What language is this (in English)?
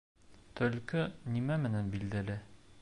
Bashkir